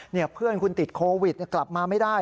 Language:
Thai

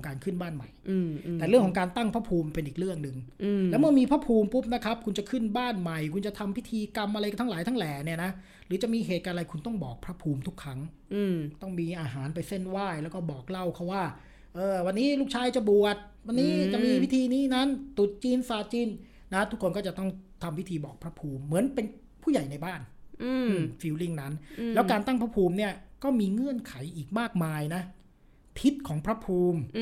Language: Thai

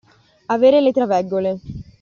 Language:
Italian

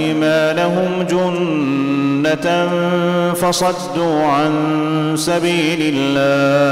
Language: Arabic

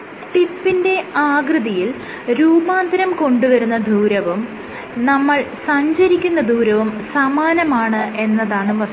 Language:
Malayalam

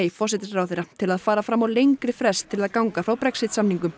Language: Icelandic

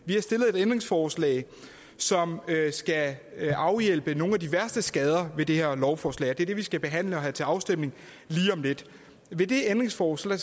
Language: Danish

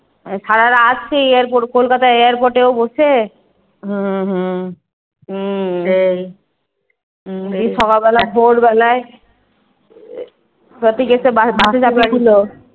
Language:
Bangla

